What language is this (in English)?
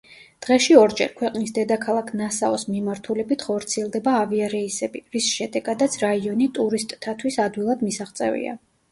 Georgian